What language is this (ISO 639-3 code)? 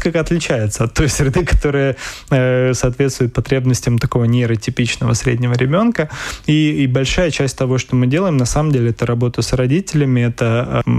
rus